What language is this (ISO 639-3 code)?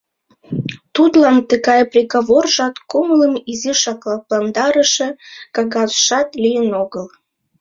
chm